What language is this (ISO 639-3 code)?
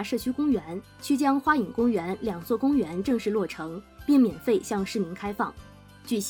zho